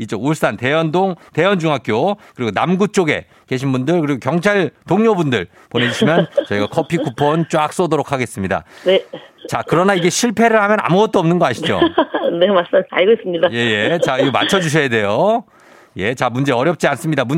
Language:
Korean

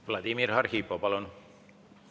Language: Estonian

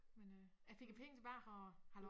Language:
Danish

